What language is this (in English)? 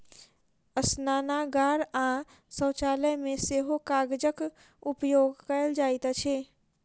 Maithili